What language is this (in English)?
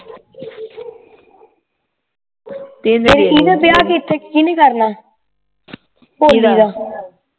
Punjabi